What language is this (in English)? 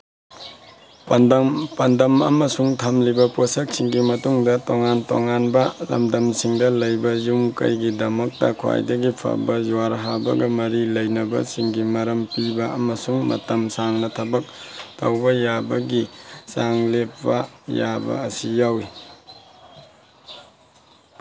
Manipuri